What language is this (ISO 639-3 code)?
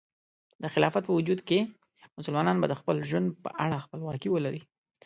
pus